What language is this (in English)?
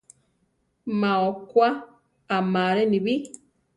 Central Tarahumara